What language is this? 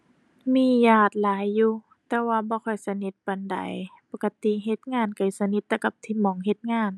Thai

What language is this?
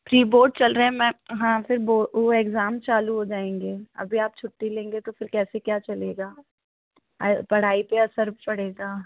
Hindi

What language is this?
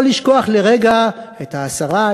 Hebrew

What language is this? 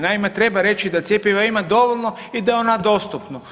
Croatian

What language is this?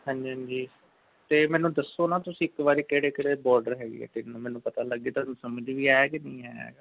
Punjabi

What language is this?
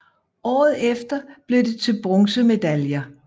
Danish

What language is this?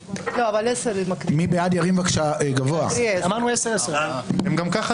Hebrew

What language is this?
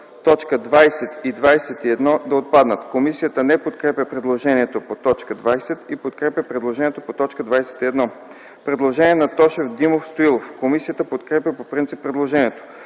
Bulgarian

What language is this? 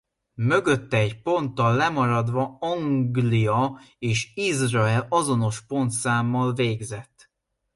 Hungarian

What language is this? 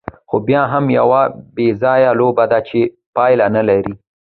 Pashto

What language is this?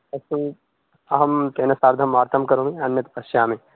Sanskrit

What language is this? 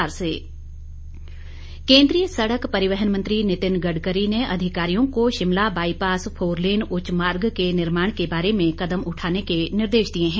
Hindi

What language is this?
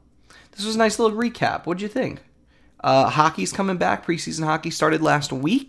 English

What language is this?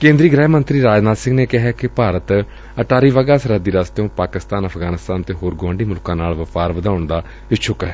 Punjabi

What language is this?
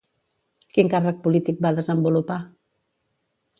Catalan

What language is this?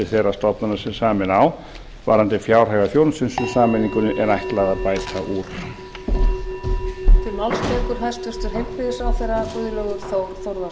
Icelandic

